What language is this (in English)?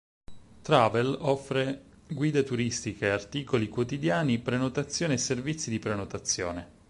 Italian